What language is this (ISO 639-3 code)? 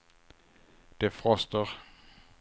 swe